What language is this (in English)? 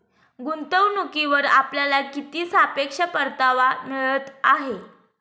Marathi